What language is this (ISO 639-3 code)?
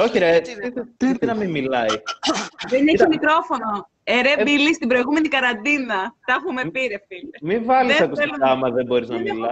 ell